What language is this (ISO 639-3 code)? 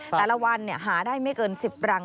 tha